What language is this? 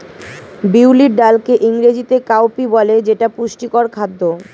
Bangla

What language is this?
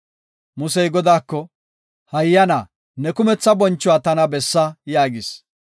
Gofa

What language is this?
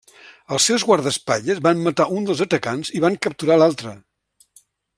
Catalan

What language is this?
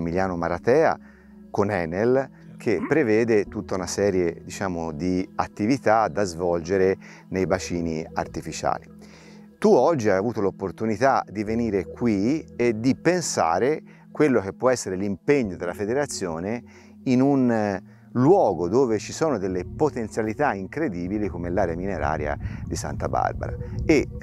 Italian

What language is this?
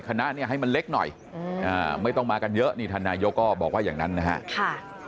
Thai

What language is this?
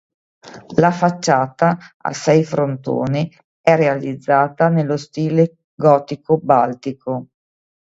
Italian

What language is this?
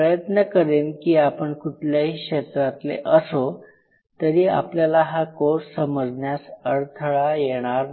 Marathi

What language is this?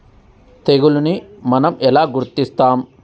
Telugu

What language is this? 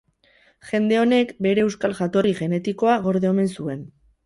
Basque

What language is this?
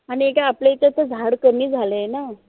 Marathi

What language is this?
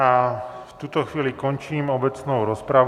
Czech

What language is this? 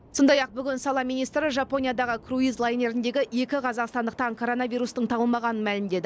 Kazakh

